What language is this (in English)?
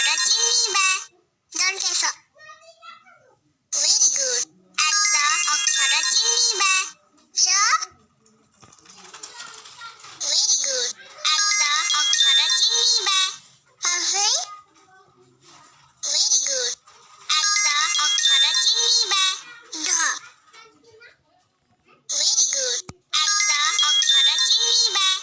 Hindi